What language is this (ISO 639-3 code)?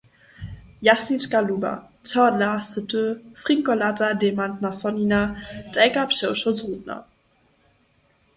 hsb